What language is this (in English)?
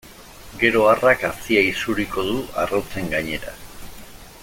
Basque